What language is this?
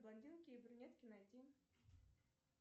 Russian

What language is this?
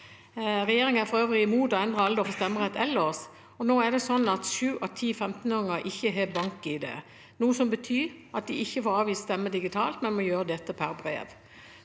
Norwegian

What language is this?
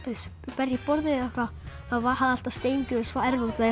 Icelandic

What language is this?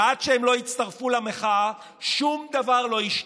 Hebrew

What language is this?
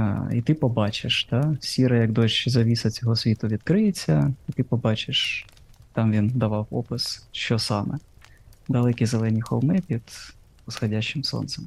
Ukrainian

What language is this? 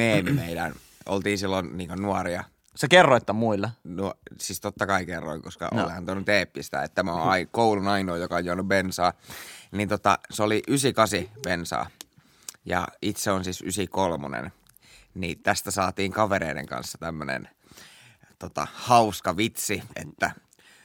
Finnish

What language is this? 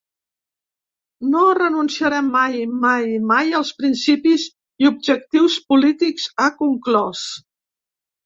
Catalan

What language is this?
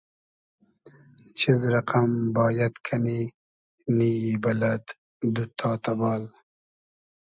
Hazaragi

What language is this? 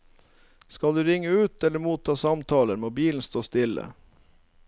Norwegian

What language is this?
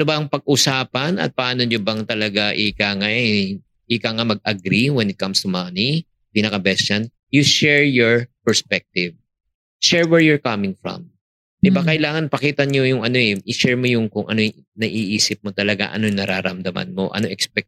Filipino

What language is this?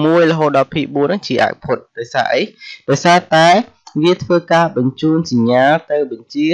Vietnamese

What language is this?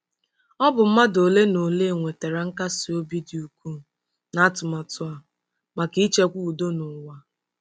Igbo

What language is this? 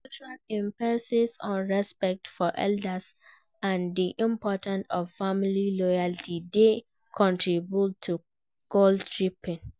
Nigerian Pidgin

